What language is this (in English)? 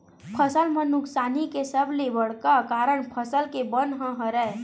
Chhattisgarhi